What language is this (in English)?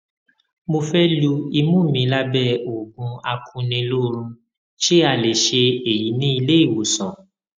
Yoruba